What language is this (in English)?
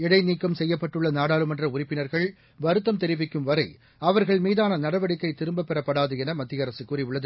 Tamil